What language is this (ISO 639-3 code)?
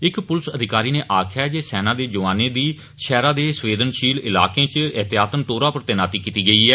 doi